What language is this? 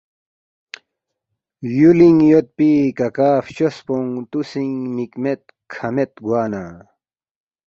Balti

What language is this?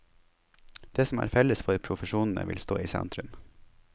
Norwegian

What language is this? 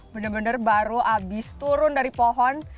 Indonesian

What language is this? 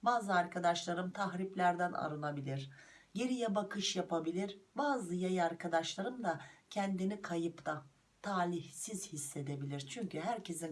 Turkish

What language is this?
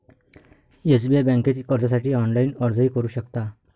Marathi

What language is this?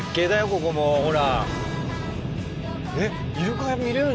Japanese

